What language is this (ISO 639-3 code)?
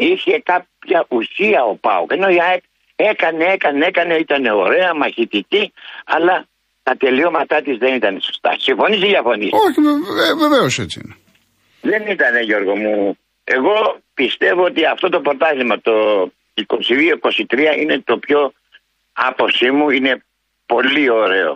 ell